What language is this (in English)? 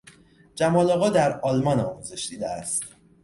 Persian